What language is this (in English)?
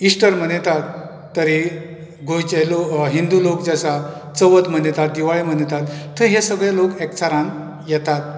Konkani